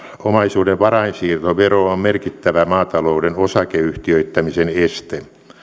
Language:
Finnish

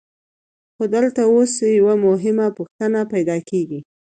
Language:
Pashto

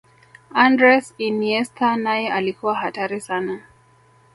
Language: Swahili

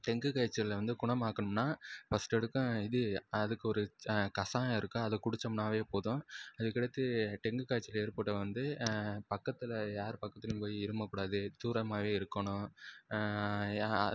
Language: Tamil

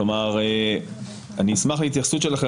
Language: Hebrew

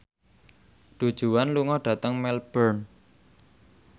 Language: Javanese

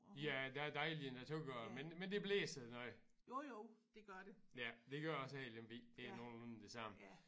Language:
Danish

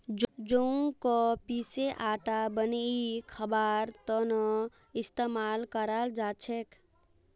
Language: Magahi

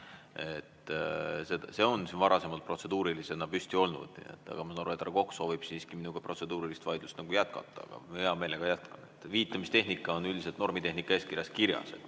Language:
Estonian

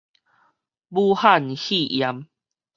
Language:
Min Nan Chinese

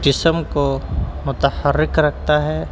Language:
Urdu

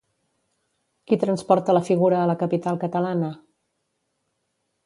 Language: Catalan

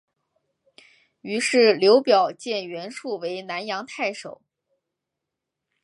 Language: Chinese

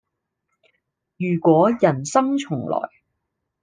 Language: Cantonese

